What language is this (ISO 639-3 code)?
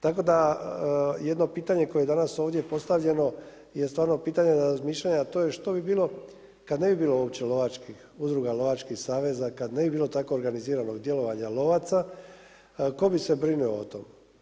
hrv